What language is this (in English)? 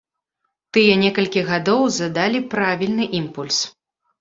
Belarusian